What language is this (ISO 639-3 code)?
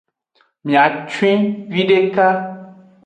ajg